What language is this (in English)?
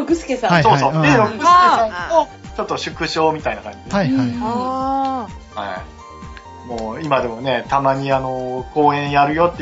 Japanese